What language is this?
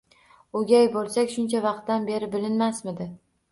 Uzbek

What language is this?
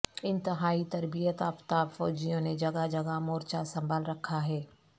Urdu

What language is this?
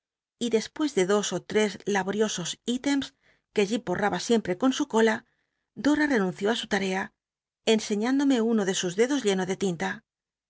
Spanish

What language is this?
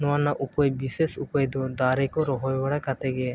Santali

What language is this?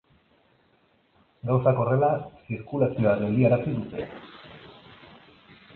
Basque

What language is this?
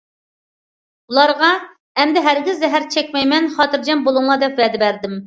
Uyghur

